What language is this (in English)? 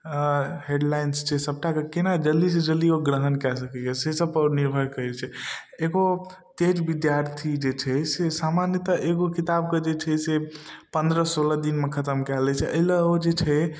Maithili